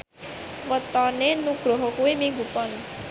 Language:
Javanese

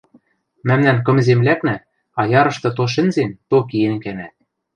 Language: Western Mari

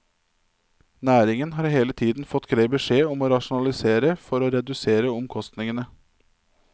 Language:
Norwegian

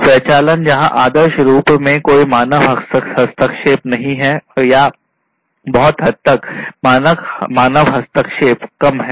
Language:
Hindi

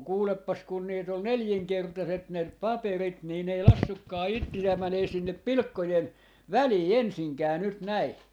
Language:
Finnish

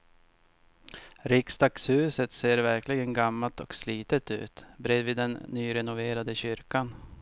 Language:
Swedish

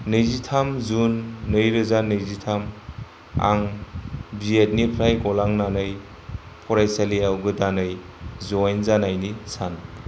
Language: Bodo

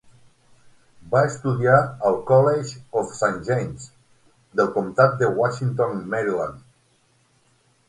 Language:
Catalan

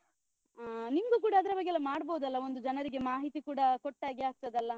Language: Kannada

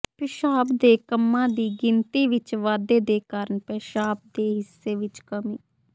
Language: Punjabi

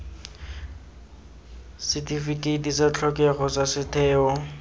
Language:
Tswana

